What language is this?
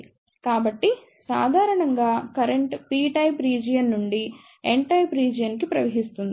Telugu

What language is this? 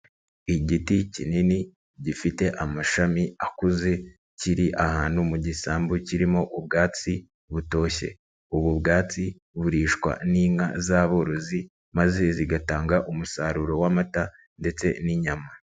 Kinyarwanda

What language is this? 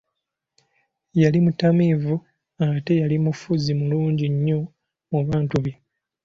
Ganda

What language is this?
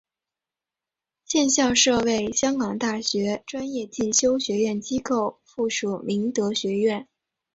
Chinese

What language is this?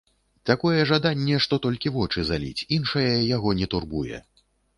Belarusian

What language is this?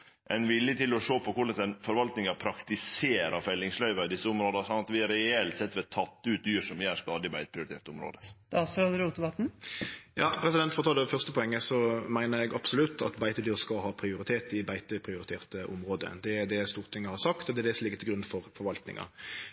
Norwegian Nynorsk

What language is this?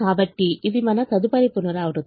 Telugu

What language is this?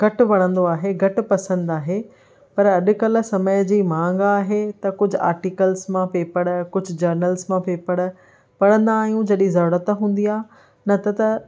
Sindhi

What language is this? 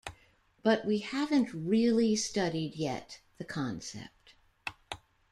English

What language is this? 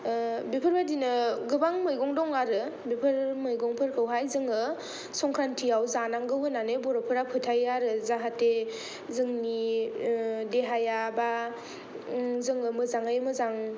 Bodo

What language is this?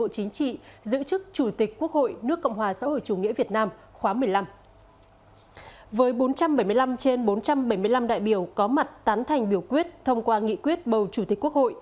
Vietnamese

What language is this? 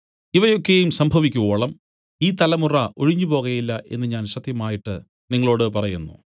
Malayalam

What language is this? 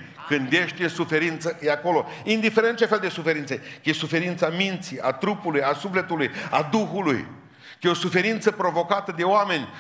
Romanian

